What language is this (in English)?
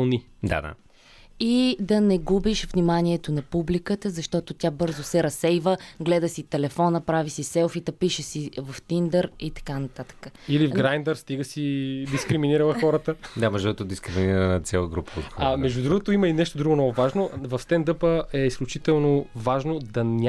Bulgarian